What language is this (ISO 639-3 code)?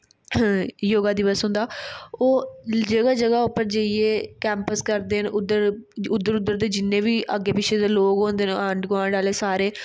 doi